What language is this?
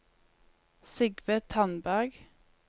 Norwegian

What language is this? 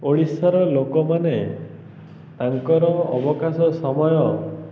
Odia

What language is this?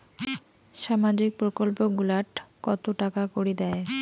Bangla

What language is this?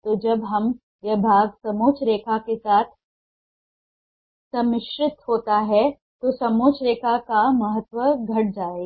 Hindi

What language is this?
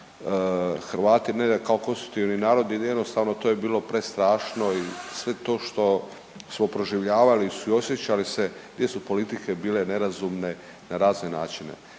Croatian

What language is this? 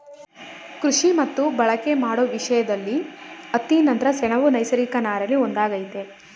Kannada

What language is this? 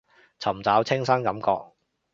Cantonese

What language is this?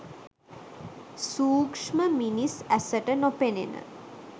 Sinhala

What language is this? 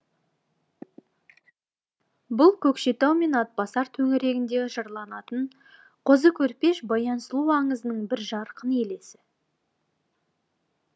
Kazakh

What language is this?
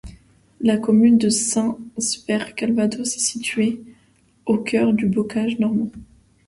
French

